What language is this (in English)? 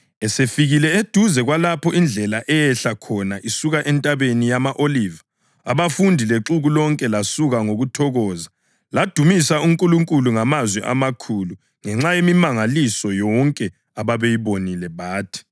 North Ndebele